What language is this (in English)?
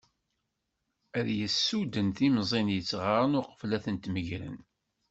Kabyle